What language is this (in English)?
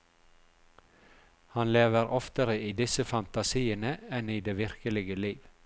Norwegian